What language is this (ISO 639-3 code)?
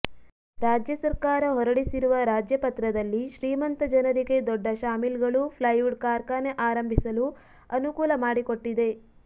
kan